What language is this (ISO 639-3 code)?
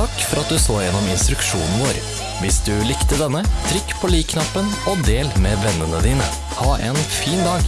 nor